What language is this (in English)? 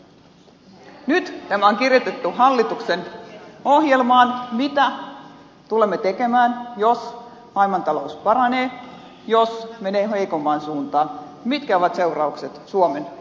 Finnish